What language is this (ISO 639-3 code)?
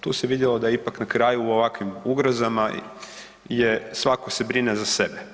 hrv